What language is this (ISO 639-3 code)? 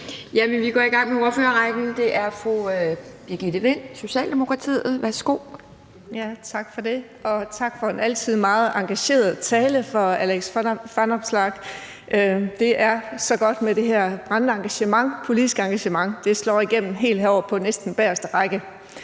dan